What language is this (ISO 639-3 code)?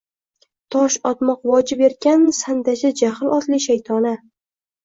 uzb